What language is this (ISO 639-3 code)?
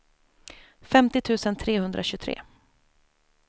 swe